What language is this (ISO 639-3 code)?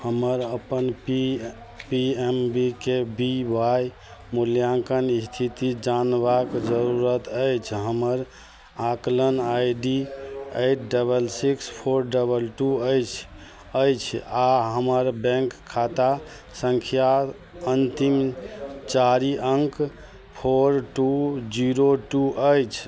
mai